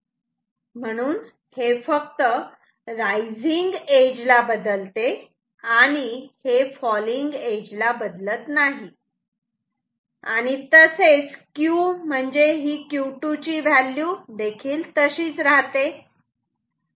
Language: Marathi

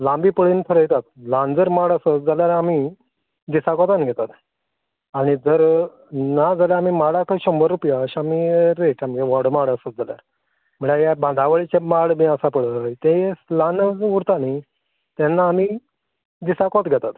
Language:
Konkani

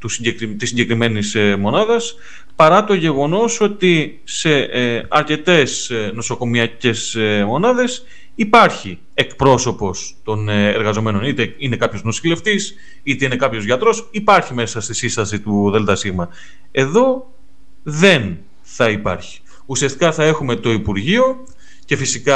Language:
Greek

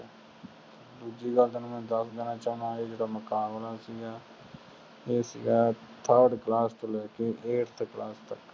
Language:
Punjabi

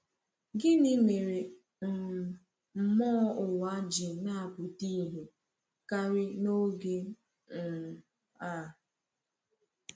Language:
Igbo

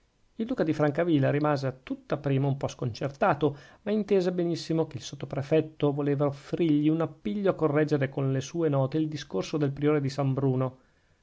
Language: Italian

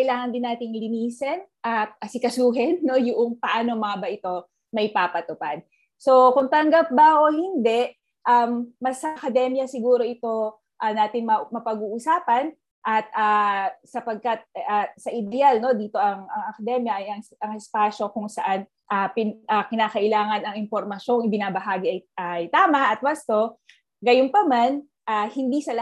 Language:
Filipino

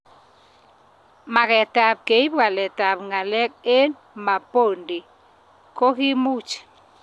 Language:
Kalenjin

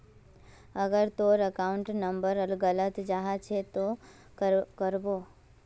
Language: Magahi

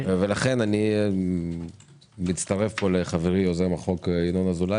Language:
Hebrew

